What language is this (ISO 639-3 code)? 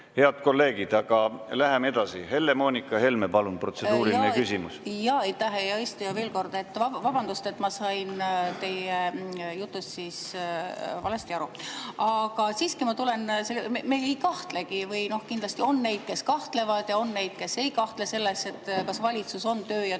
est